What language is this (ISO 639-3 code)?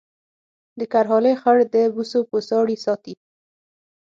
pus